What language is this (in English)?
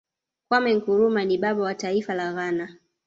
Swahili